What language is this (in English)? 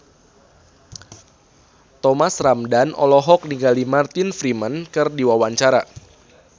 Sundanese